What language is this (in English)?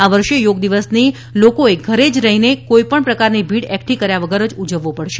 Gujarati